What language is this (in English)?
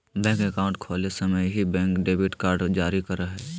Magahi